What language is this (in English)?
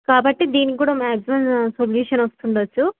Telugu